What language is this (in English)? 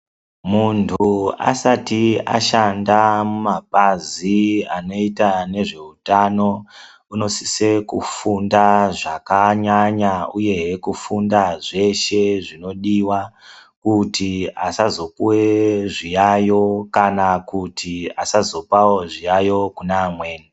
Ndau